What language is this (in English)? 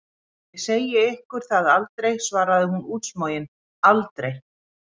Icelandic